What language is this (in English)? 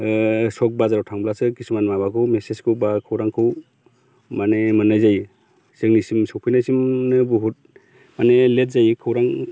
Bodo